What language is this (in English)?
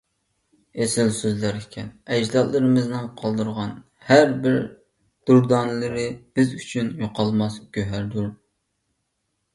Uyghur